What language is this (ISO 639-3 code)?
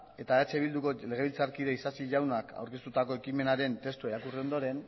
eus